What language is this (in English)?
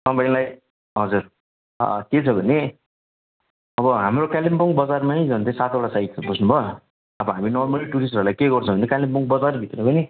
Nepali